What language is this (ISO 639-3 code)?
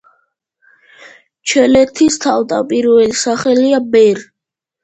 kat